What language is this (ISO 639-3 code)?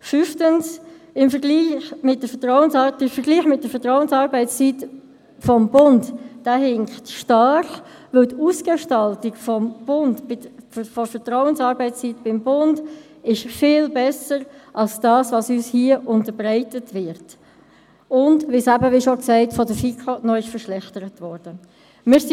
gsw